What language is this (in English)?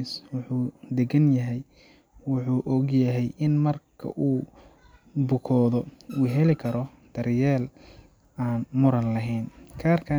Somali